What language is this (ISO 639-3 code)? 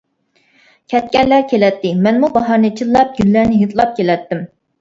uig